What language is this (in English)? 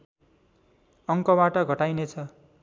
Nepali